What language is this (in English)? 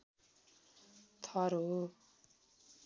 Nepali